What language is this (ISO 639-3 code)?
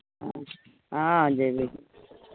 mai